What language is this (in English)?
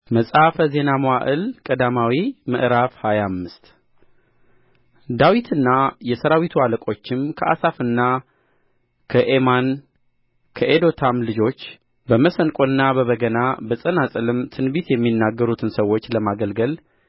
Amharic